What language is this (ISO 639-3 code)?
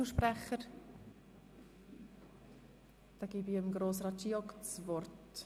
gsw